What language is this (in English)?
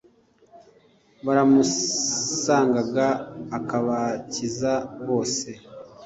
Kinyarwanda